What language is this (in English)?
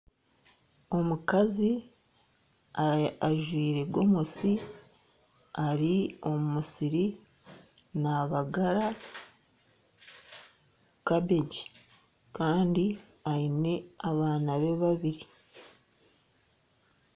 Nyankole